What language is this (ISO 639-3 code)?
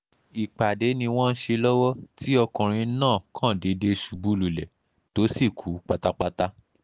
yor